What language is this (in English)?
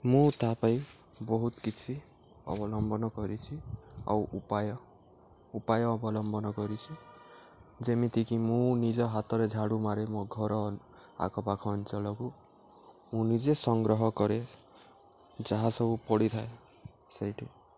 Odia